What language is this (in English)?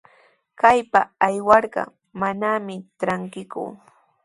Sihuas Ancash Quechua